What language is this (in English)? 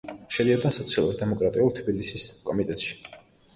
Georgian